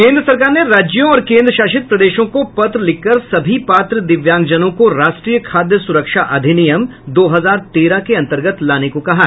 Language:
Hindi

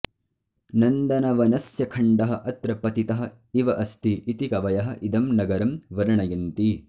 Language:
Sanskrit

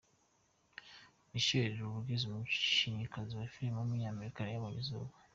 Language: Kinyarwanda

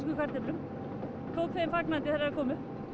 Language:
Icelandic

